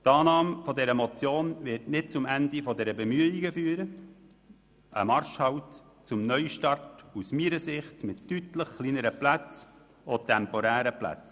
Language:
Swiss German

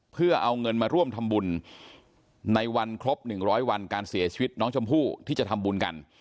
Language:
Thai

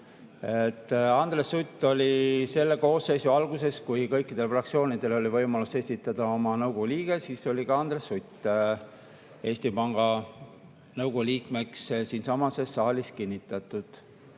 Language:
Estonian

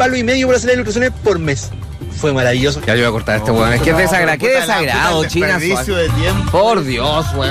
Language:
Spanish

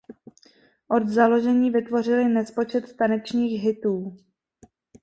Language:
Czech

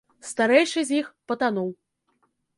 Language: Belarusian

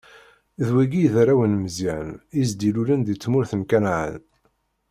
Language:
Kabyle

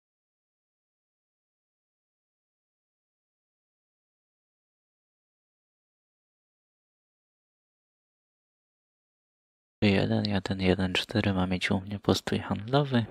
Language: Polish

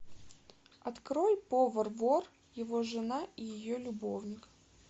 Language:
Russian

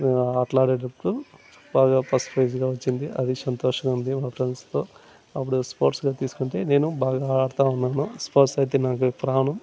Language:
Telugu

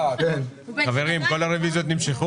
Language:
Hebrew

